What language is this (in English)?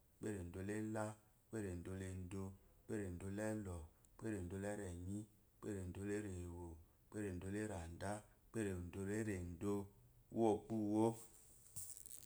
Eloyi